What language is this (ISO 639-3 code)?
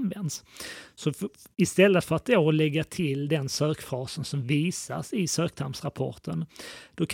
swe